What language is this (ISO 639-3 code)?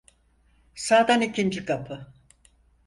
tur